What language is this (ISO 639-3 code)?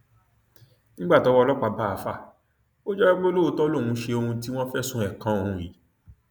yor